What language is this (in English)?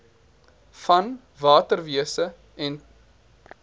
Afrikaans